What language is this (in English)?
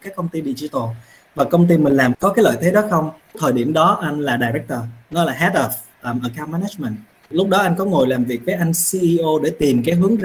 Vietnamese